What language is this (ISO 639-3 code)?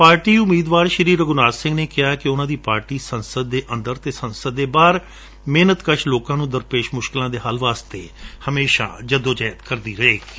pan